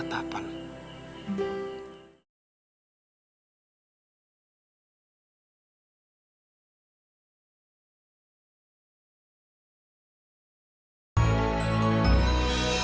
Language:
Indonesian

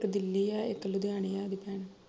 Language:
Punjabi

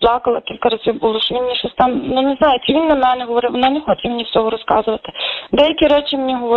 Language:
Ukrainian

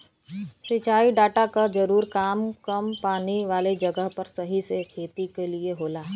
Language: Bhojpuri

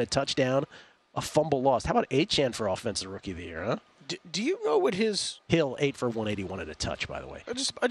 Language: English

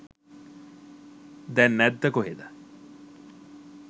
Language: Sinhala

